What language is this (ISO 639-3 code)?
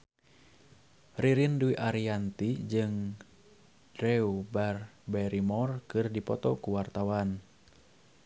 sun